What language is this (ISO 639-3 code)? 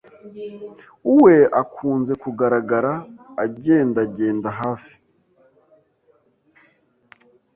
kin